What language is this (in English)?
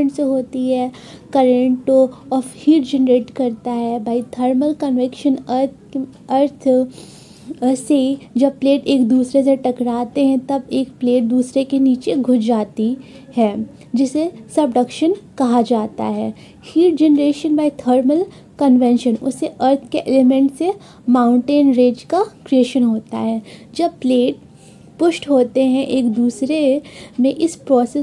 Hindi